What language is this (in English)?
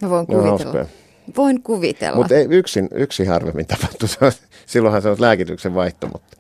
Finnish